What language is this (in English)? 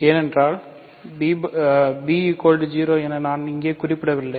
Tamil